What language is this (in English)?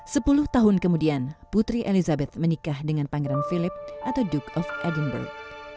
Indonesian